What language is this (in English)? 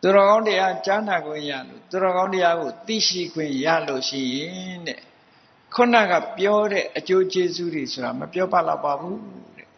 Thai